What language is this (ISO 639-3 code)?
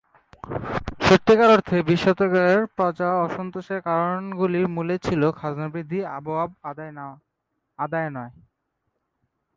ben